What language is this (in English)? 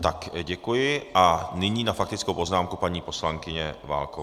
Czech